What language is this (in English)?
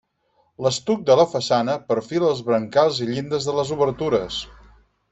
Catalan